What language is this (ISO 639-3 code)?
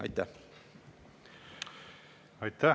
est